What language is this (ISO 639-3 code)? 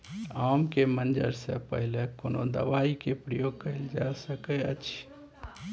mai